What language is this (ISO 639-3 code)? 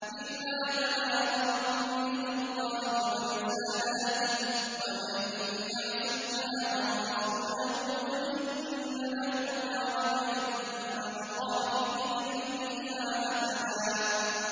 ara